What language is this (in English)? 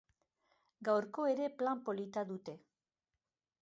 Basque